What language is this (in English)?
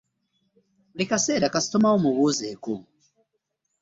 Ganda